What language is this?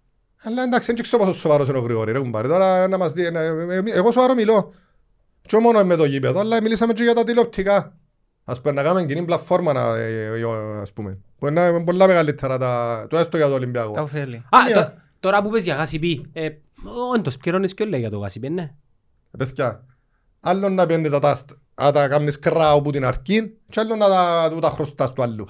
Greek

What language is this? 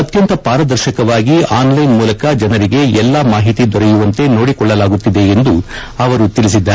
Kannada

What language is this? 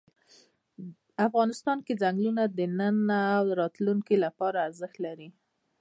Pashto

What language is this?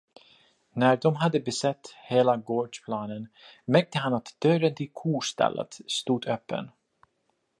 Swedish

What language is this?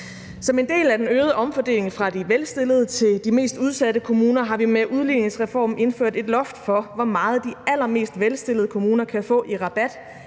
Danish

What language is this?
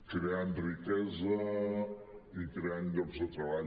Catalan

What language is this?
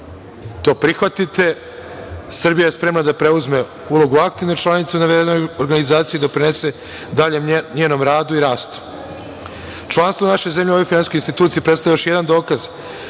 Serbian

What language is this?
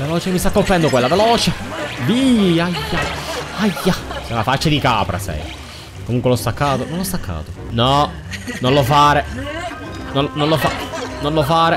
Italian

